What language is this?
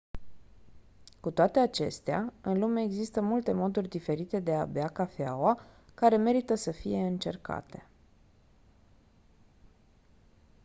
Romanian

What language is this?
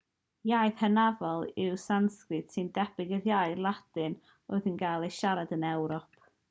Welsh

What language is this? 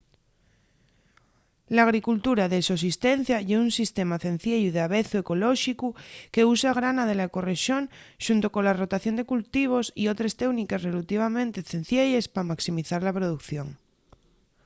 Asturian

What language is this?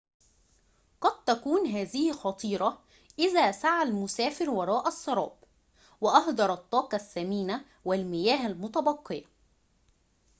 Arabic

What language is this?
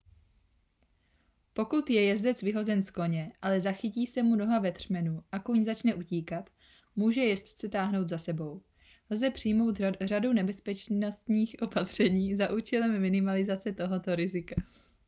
Czech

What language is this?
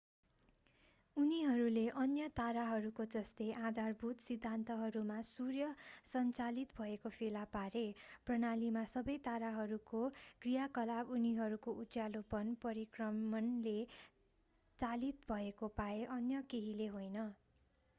Nepali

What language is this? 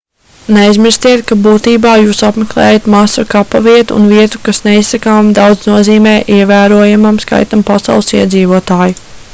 Latvian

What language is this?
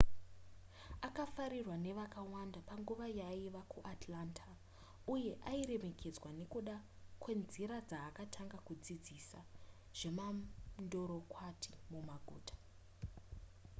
Shona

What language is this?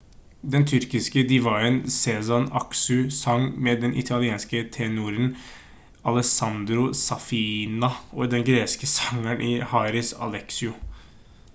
Norwegian Bokmål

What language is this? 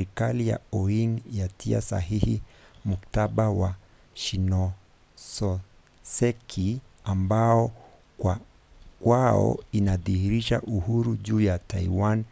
Swahili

